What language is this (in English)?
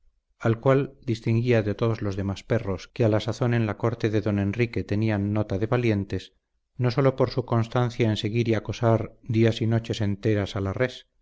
Spanish